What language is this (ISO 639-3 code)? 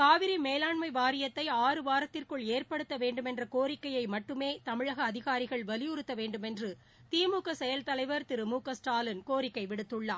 tam